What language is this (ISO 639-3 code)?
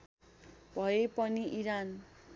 nep